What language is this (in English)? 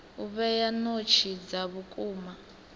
Venda